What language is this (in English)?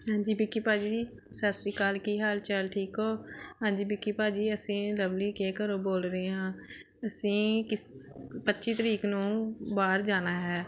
Punjabi